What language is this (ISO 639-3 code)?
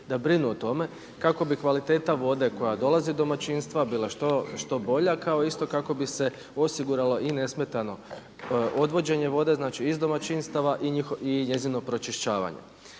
hrv